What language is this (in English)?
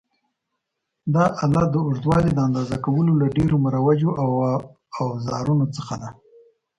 Pashto